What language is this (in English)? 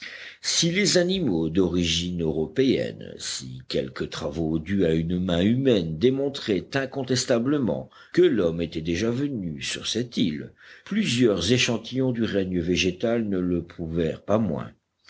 French